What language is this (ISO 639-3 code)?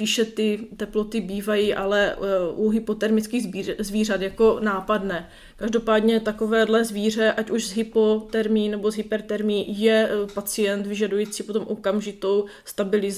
ces